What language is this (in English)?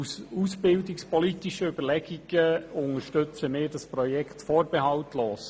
Swiss German